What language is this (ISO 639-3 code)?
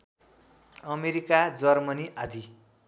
nep